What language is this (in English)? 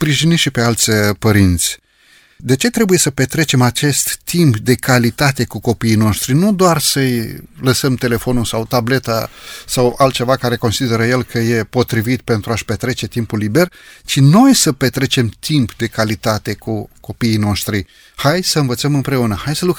Romanian